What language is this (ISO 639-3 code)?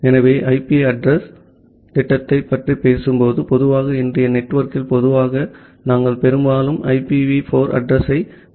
tam